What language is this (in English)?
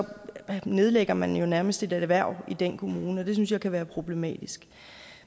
Danish